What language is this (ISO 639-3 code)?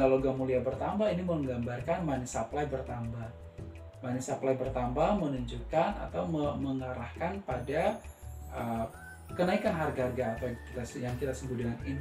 ind